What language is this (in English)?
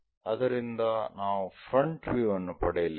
Kannada